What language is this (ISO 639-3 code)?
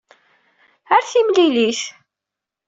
kab